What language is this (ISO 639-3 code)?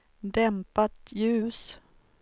swe